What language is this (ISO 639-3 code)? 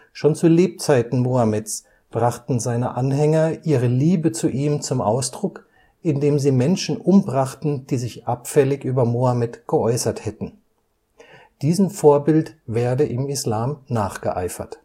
deu